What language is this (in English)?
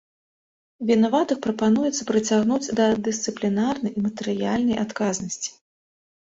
Belarusian